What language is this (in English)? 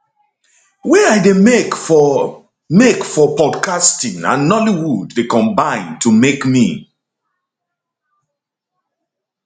Nigerian Pidgin